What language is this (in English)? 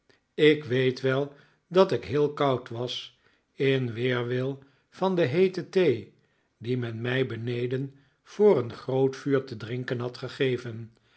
Dutch